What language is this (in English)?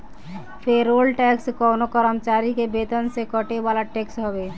Bhojpuri